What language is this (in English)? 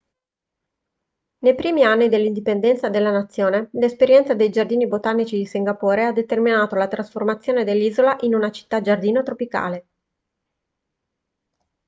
Italian